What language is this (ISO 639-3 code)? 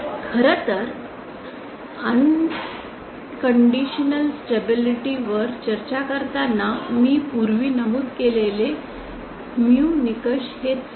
mar